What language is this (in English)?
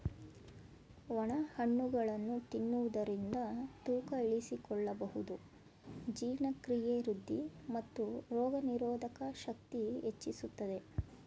Kannada